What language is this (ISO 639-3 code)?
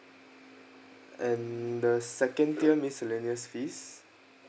eng